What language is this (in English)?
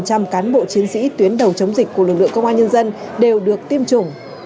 Vietnamese